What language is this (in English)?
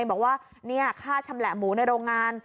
Thai